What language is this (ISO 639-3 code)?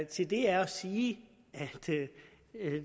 dan